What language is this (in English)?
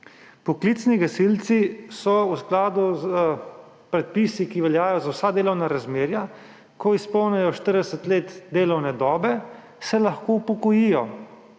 Slovenian